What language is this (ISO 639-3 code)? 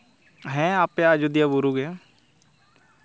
sat